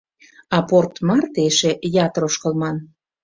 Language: Mari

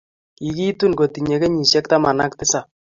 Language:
Kalenjin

